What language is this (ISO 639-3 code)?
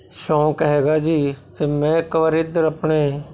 pan